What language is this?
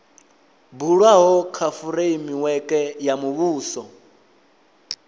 Venda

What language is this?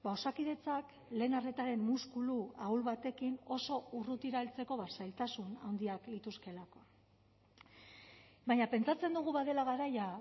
Basque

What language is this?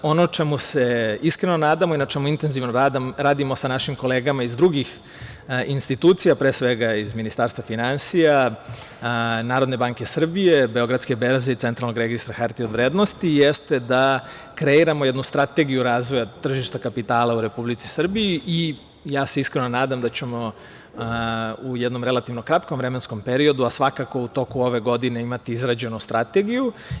Serbian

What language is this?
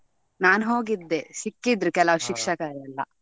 Kannada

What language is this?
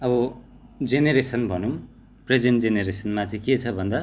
Nepali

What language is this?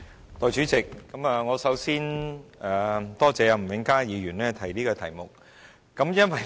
Cantonese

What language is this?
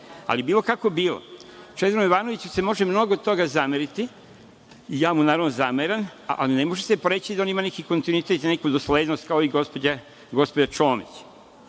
Serbian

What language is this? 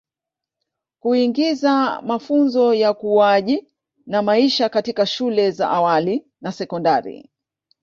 Swahili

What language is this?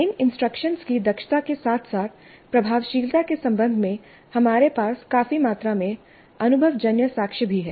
Hindi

